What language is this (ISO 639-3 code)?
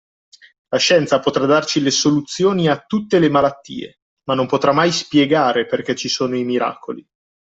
ita